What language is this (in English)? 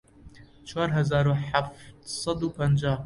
Central Kurdish